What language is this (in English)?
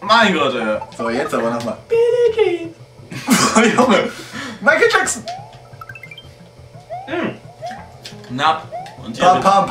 German